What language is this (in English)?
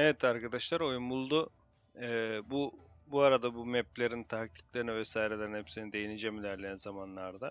Turkish